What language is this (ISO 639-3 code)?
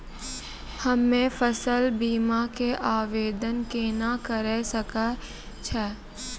mai